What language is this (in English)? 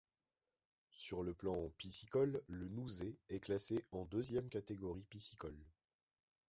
French